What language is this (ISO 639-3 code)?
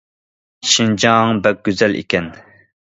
uig